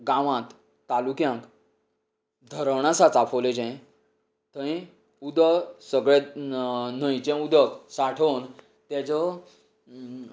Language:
Konkani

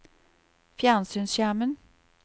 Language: Norwegian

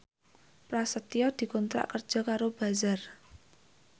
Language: Javanese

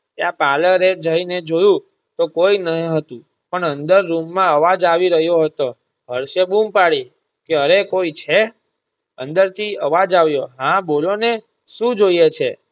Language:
Gujarati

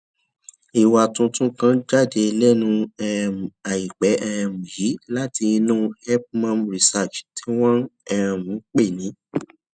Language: Yoruba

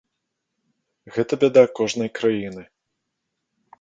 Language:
Belarusian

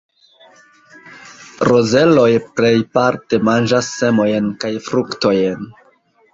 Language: Esperanto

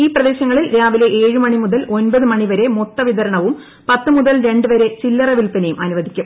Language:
Malayalam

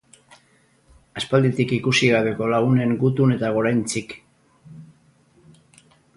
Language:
Basque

